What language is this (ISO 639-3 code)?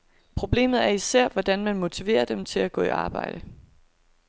dan